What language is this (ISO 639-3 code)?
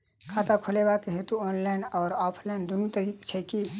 mai